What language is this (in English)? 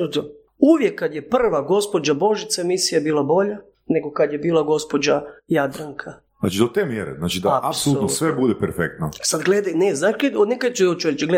Croatian